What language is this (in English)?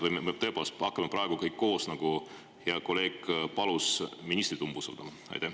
Estonian